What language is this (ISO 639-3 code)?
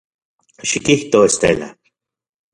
ncx